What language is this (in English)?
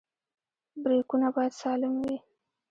Pashto